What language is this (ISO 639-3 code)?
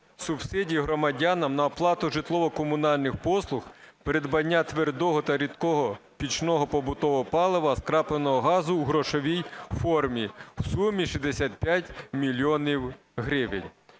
ukr